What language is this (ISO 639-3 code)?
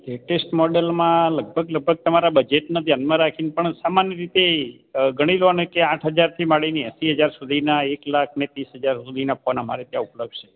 guj